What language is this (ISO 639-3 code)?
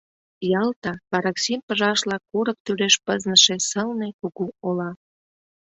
chm